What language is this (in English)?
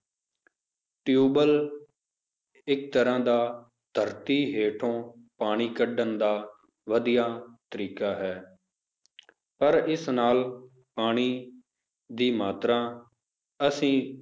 Punjabi